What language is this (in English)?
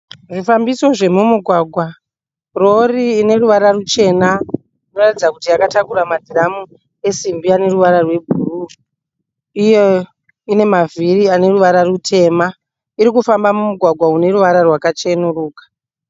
Shona